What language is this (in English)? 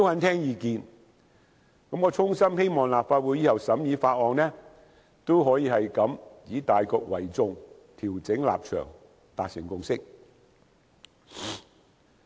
Cantonese